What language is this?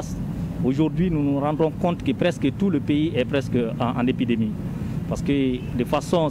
French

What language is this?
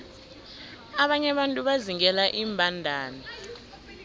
South Ndebele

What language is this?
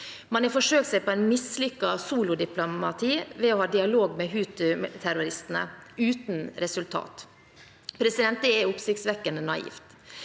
Norwegian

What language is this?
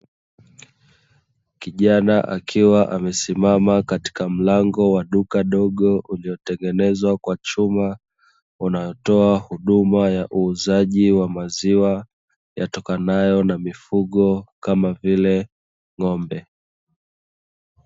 Swahili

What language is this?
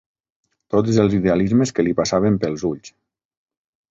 Catalan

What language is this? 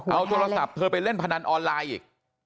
Thai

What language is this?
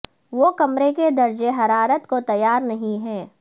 Urdu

